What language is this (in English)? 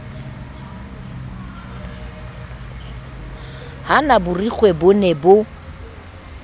Southern Sotho